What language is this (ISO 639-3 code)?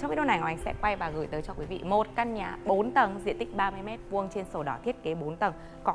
vie